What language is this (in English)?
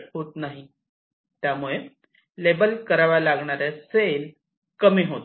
Marathi